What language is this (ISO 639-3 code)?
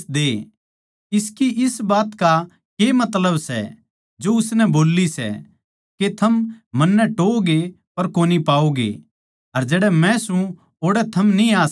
bgc